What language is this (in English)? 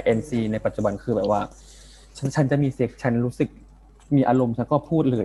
Thai